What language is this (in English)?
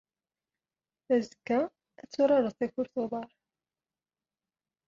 Kabyle